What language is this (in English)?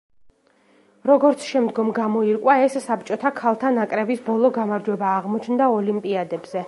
Georgian